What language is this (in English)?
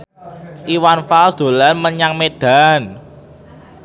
Javanese